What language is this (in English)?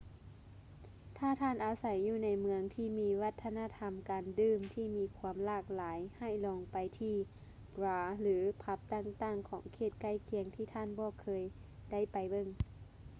Lao